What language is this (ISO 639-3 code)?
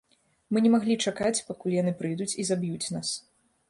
bel